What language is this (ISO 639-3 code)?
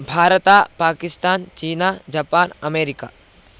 san